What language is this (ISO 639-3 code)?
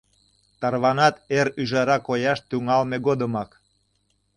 chm